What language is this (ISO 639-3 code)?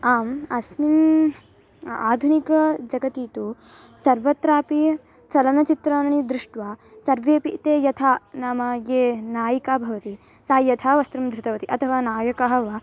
san